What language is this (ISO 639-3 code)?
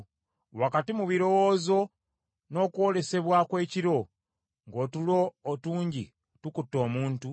lug